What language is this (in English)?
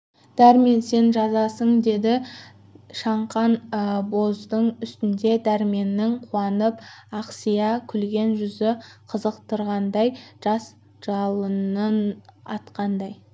Kazakh